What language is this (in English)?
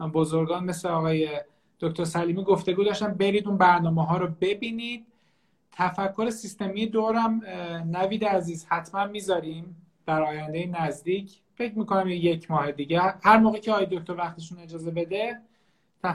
Persian